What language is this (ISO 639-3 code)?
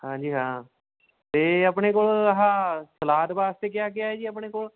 pan